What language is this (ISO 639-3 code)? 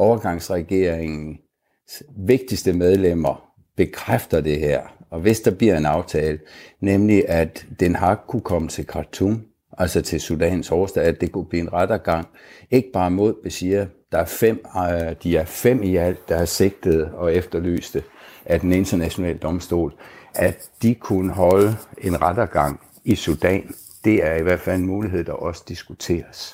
dan